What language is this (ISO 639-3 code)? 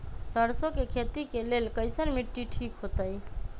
mag